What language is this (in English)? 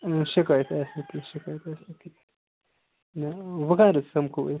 Kashmiri